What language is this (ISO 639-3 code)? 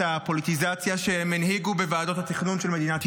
heb